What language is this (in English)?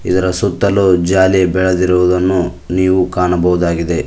Kannada